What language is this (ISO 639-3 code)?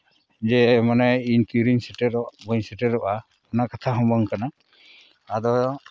sat